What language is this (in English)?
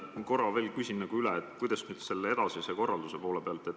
Estonian